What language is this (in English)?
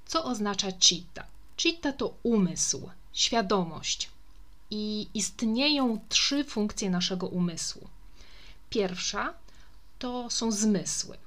Polish